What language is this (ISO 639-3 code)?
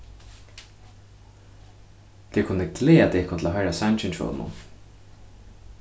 fao